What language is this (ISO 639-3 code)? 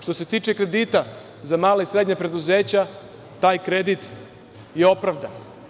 srp